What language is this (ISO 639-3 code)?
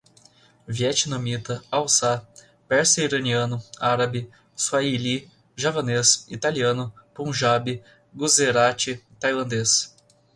por